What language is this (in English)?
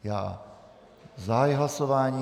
Czech